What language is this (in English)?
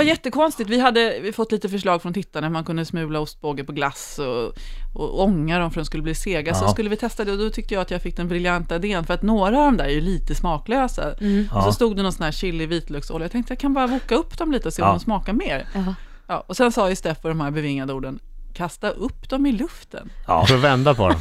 Swedish